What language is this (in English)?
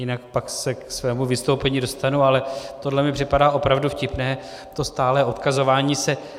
Czech